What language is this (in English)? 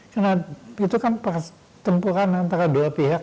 Indonesian